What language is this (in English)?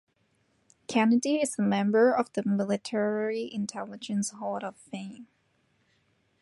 English